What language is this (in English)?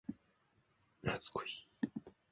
Japanese